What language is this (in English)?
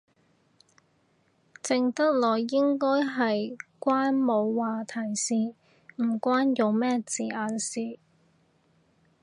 Cantonese